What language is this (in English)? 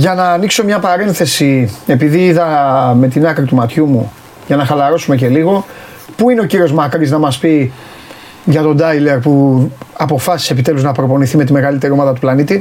Greek